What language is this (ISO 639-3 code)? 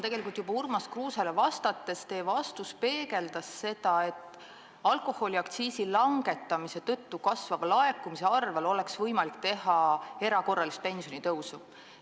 est